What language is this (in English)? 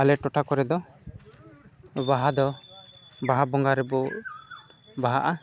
Santali